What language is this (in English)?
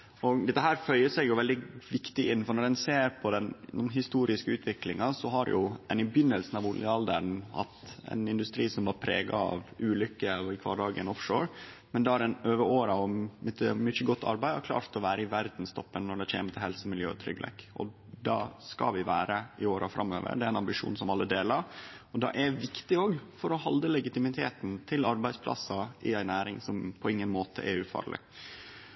Norwegian Nynorsk